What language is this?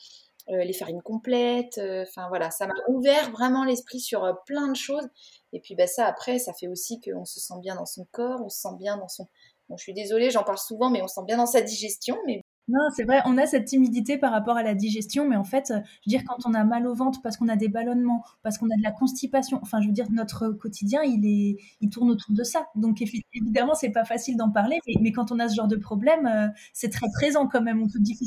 French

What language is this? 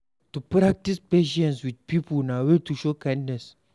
Nigerian Pidgin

